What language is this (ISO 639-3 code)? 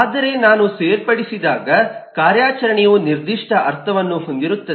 kan